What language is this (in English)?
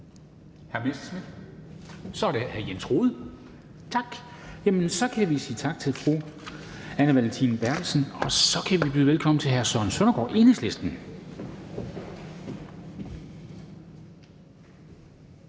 Danish